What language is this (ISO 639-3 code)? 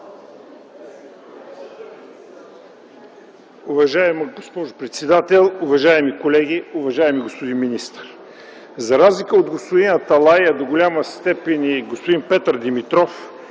bul